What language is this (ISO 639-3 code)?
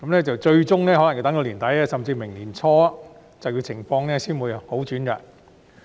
yue